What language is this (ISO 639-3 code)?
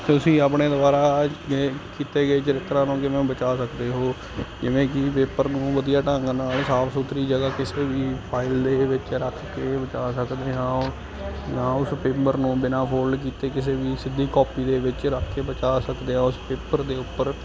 pan